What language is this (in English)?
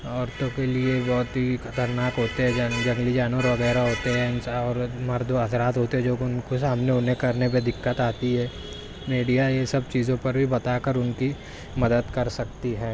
Urdu